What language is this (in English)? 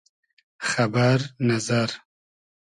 Hazaragi